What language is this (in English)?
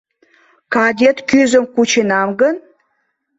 Mari